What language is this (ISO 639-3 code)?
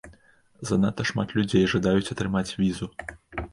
bel